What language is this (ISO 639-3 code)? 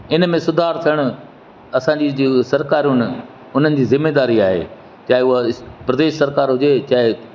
snd